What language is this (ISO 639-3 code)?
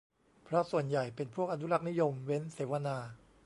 tha